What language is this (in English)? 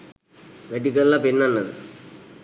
Sinhala